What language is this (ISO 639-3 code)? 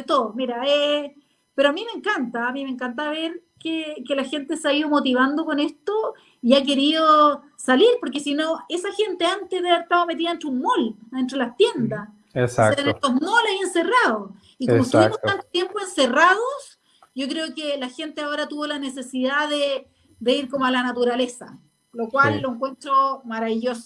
spa